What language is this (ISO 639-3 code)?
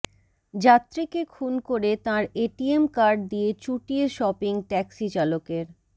ben